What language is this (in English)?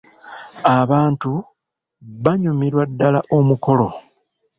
Ganda